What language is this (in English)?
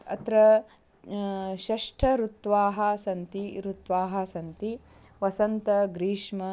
Sanskrit